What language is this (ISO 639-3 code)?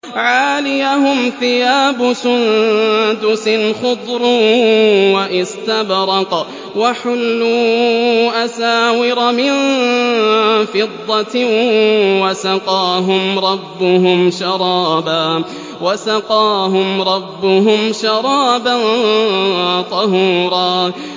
ara